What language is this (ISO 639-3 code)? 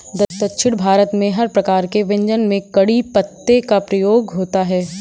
hin